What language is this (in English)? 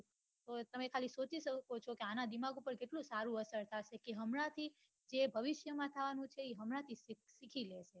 Gujarati